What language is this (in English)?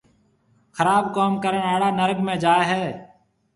Marwari (Pakistan)